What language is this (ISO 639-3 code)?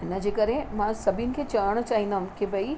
snd